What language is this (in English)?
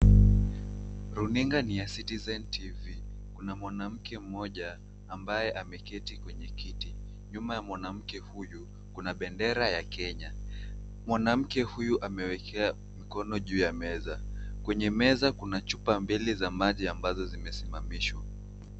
Swahili